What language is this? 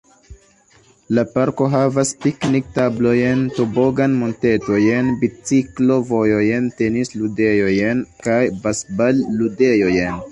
Esperanto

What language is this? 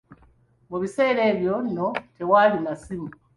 Ganda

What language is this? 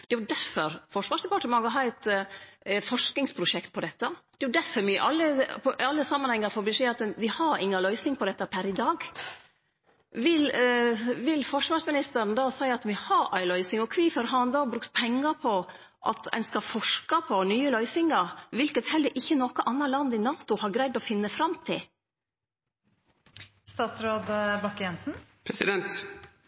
Norwegian Nynorsk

